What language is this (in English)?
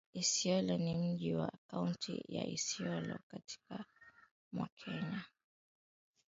Swahili